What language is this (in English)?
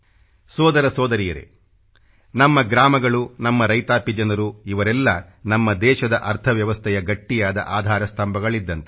Kannada